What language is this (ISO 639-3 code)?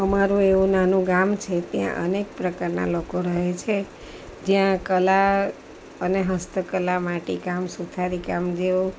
guj